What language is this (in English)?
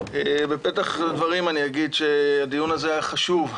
Hebrew